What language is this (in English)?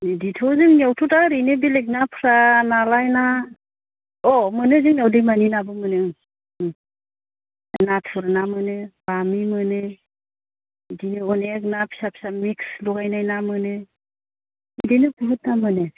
Bodo